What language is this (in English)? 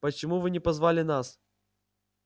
Russian